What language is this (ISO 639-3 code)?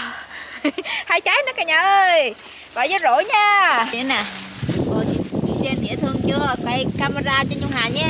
vie